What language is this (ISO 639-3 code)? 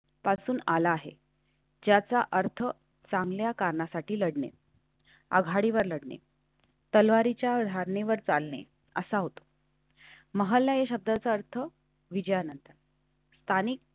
mar